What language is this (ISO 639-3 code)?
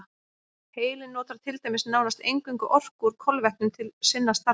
isl